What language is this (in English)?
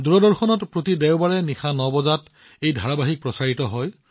Assamese